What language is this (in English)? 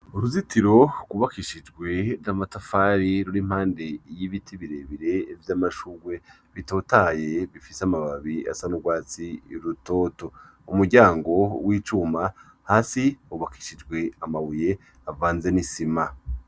Rundi